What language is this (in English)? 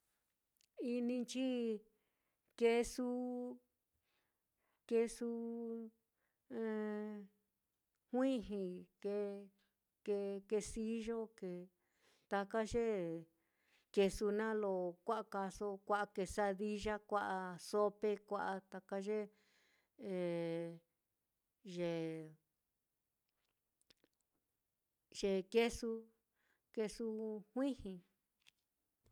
Mitlatongo Mixtec